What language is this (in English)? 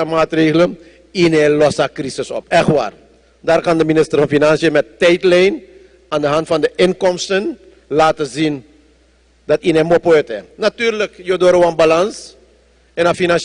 Dutch